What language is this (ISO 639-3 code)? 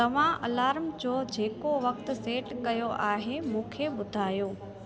snd